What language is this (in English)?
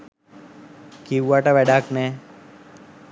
Sinhala